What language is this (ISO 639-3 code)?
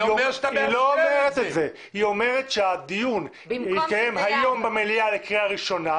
heb